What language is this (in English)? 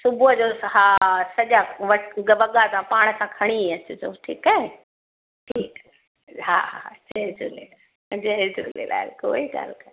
Sindhi